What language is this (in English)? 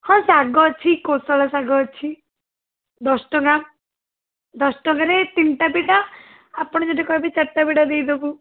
Odia